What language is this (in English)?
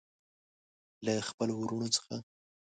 Pashto